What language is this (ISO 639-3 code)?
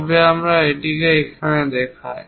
ben